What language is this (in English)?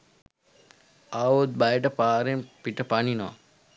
Sinhala